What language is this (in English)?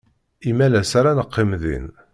Kabyle